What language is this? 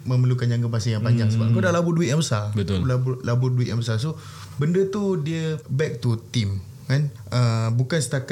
Malay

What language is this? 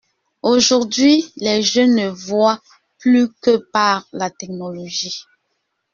French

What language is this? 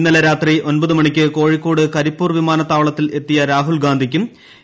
Malayalam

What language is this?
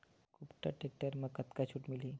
Chhattisgarhi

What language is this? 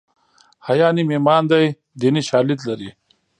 Pashto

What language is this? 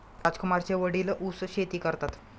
Marathi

